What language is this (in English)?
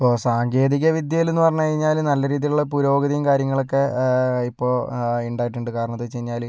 Malayalam